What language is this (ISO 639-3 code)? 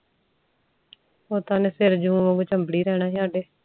pan